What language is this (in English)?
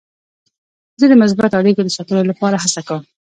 Pashto